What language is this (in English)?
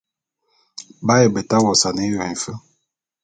Bulu